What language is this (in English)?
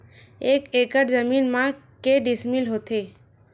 Chhattisgarhi